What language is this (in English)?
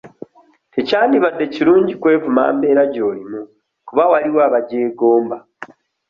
Ganda